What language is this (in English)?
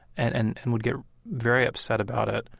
English